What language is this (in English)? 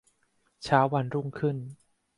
Thai